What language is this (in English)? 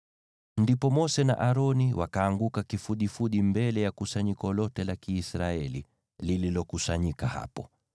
Swahili